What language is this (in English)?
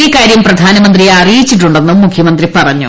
Malayalam